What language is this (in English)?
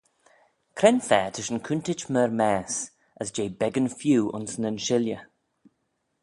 Manx